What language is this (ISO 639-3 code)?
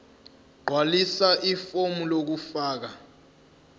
zul